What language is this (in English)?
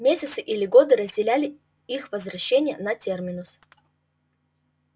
Russian